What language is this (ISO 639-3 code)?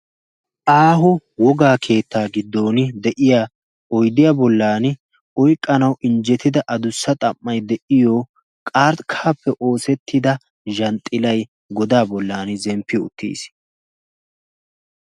wal